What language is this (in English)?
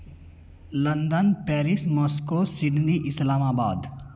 Hindi